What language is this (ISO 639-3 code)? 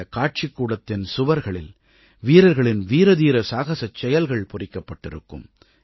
tam